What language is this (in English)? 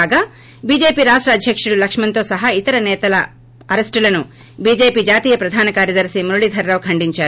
Telugu